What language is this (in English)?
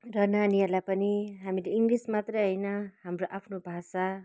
Nepali